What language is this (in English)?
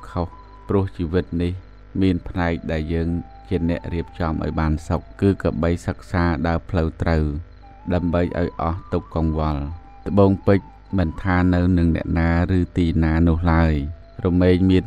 Thai